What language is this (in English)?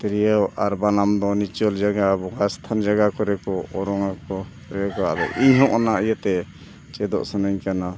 Santali